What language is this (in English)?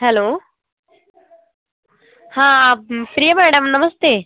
Hindi